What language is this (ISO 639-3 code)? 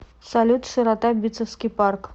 rus